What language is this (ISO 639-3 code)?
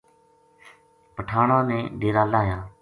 gju